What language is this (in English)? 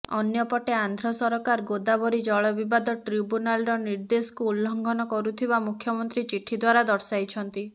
Odia